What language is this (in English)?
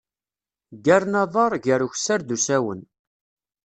Kabyle